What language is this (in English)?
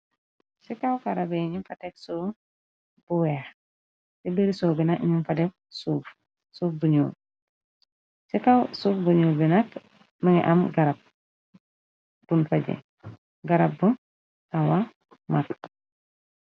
Wolof